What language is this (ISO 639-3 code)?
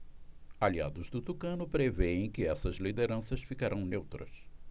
por